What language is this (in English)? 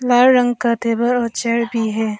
Hindi